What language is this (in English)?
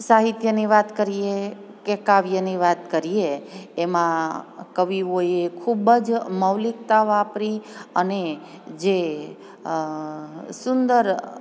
Gujarati